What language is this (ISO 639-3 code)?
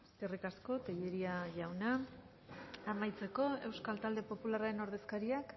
eus